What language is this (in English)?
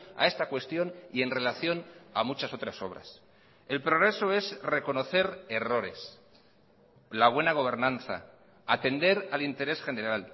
Spanish